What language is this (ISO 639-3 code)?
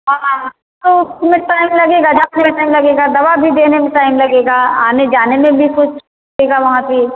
hin